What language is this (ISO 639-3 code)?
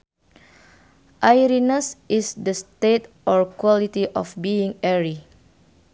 sun